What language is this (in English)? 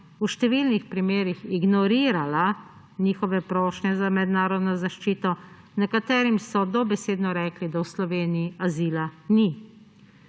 Slovenian